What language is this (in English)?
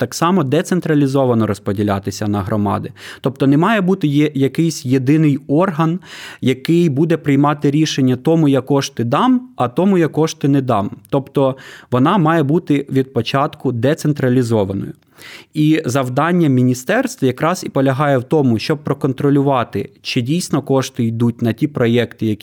Ukrainian